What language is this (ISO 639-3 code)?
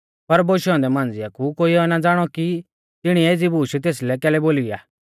bfz